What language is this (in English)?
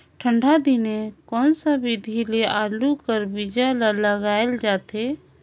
Chhattisgarhi